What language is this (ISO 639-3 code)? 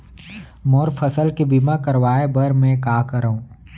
hne